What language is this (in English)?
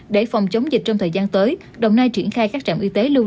Vietnamese